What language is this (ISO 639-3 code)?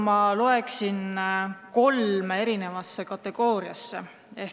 est